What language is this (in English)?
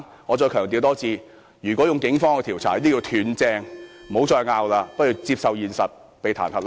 Cantonese